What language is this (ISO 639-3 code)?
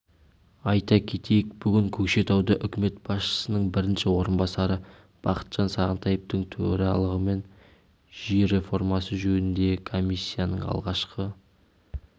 kaz